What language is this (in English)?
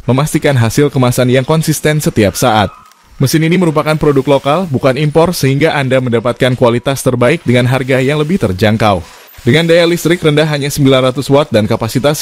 Indonesian